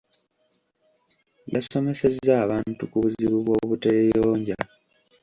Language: Ganda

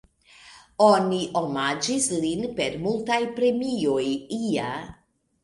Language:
Esperanto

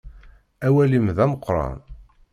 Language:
Kabyle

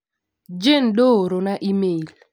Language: Luo (Kenya and Tanzania)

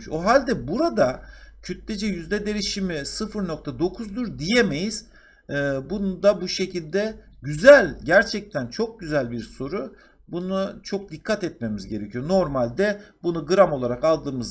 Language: Turkish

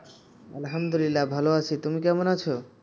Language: Bangla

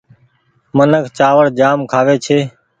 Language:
Goaria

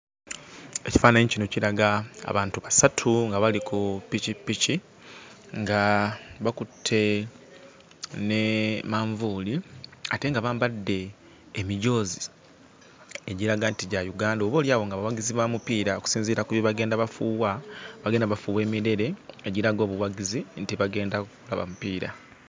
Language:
Ganda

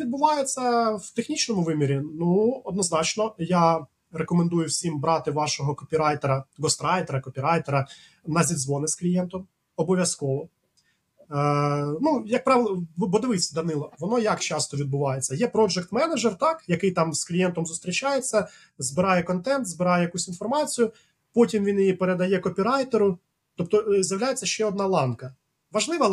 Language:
Ukrainian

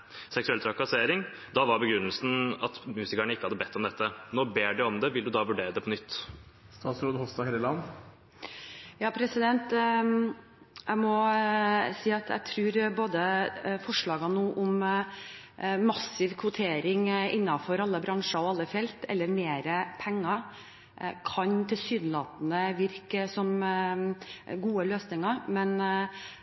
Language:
Norwegian Bokmål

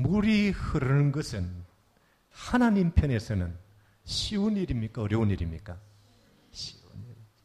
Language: Korean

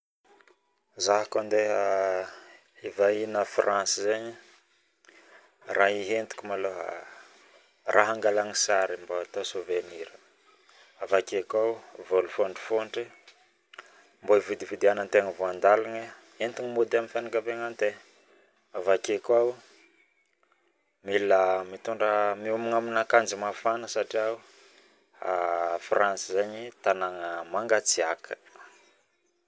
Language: Northern Betsimisaraka Malagasy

